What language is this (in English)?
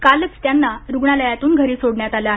Marathi